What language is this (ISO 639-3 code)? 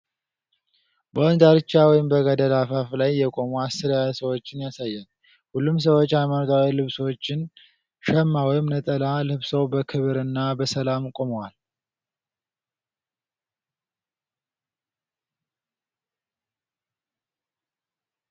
amh